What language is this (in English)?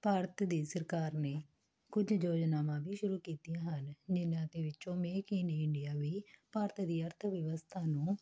Punjabi